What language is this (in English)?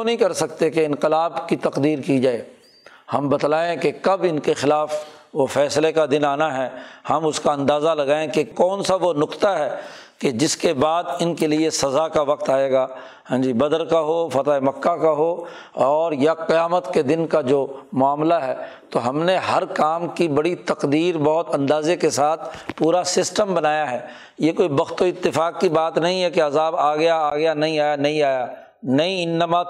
Urdu